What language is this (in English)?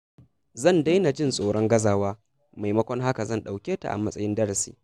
Hausa